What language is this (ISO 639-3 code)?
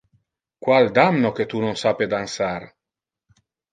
ina